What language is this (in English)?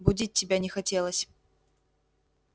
Russian